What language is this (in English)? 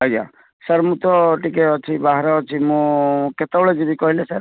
Odia